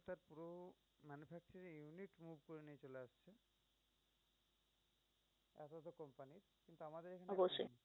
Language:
Bangla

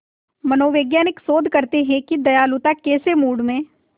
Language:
Hindi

